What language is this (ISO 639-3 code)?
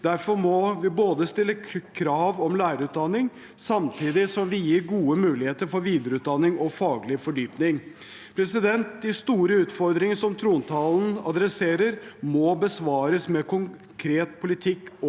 nor